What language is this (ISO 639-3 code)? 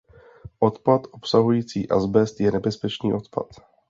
ces